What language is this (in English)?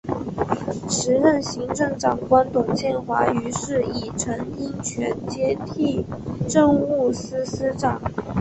Chinese